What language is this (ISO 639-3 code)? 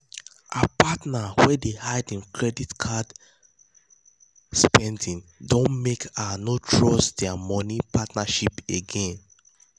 pcm